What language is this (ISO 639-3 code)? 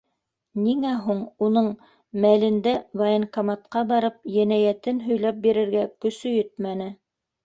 bak